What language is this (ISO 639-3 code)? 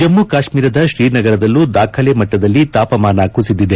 kan